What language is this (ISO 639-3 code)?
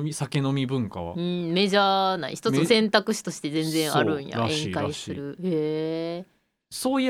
jpn